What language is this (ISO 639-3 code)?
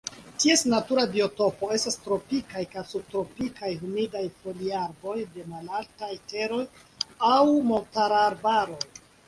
epo